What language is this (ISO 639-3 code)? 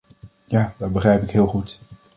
nld